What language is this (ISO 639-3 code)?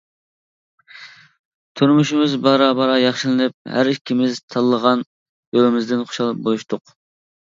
uig